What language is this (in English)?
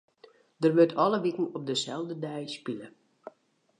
Western Frisian